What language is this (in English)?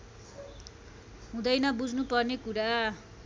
Nepali